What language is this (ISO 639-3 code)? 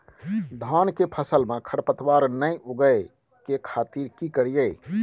mai